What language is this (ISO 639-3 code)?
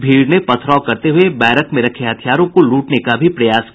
hin